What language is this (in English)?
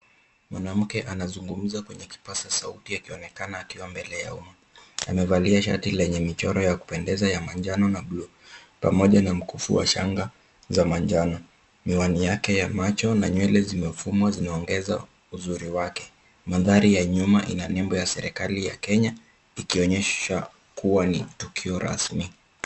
Swahili